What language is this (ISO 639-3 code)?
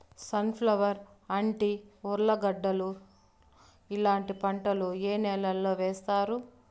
tel